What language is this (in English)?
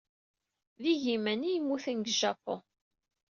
Kabyle